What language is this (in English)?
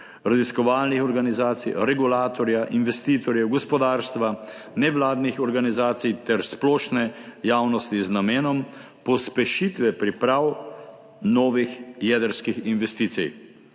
Slovenian